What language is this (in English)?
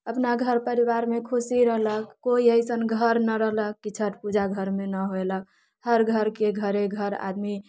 Maithili